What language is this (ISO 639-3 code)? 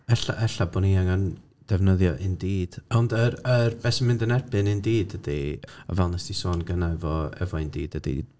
cym